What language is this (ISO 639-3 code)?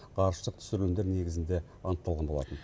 kaz